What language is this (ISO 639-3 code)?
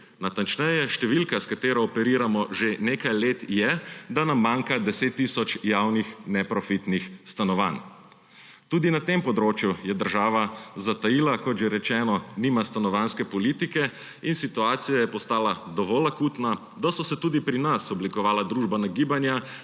slv